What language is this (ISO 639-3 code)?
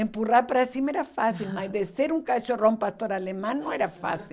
por